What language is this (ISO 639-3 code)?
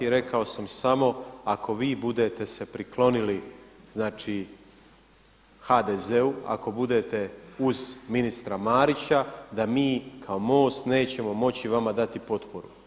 hrv